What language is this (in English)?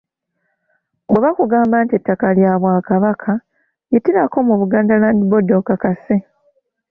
Ganda